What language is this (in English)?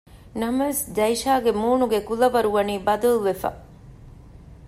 Divehi